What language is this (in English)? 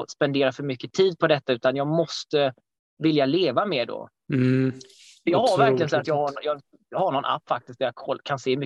Swedish